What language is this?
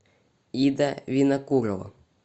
Russian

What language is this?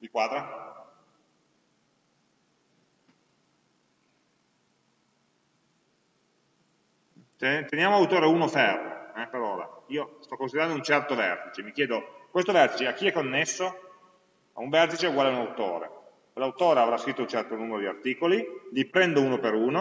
Italian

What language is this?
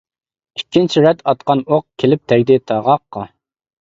Uyghur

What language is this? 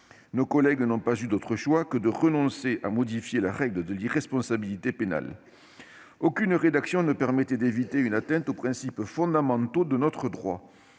French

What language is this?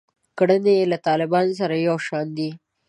Pashto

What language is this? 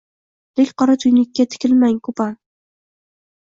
Uzbek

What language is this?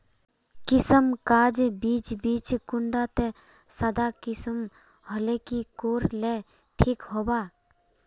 Magahi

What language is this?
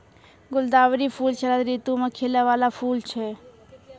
Maithili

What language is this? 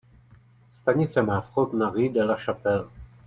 Czech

